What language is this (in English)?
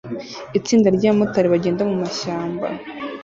Kinyarwanda